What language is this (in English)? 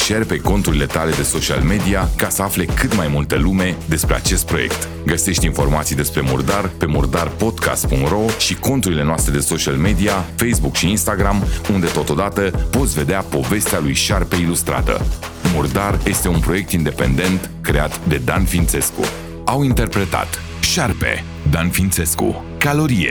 Romanian